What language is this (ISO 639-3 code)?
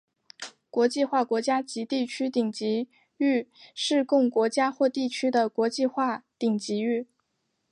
zho